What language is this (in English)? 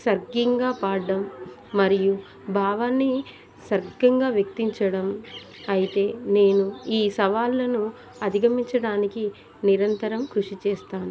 Telugu